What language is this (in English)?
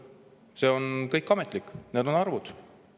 Estonian